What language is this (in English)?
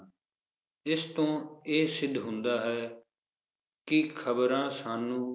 Punjabi